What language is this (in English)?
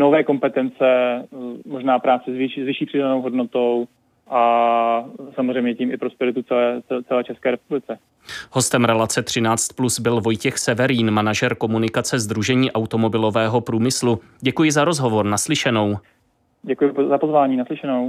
Czech